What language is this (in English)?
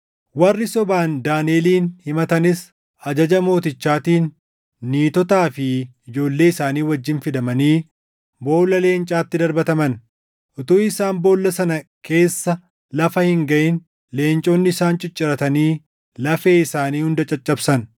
Oromo